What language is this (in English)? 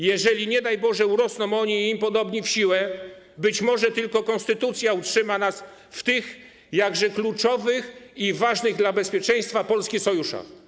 Polish